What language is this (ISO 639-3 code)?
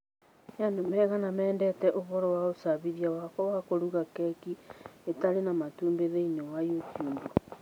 kik